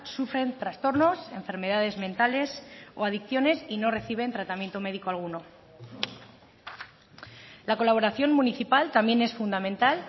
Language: Spanish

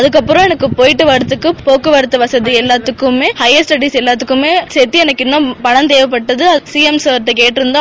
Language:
Tamil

